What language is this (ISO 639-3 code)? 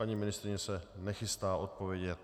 ces